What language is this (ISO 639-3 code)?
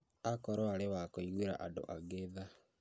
kik